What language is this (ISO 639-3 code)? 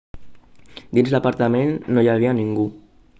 cat